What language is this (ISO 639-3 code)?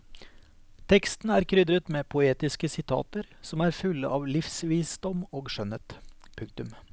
nor